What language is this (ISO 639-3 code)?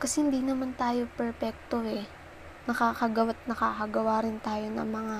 fil